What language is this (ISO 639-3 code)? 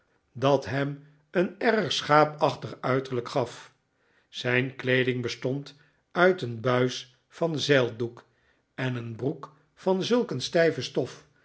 nld